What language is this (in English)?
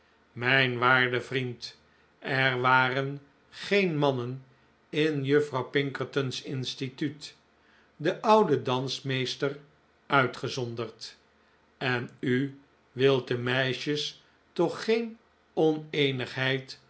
Dutch